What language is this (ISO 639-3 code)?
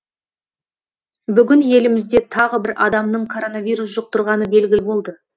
kaz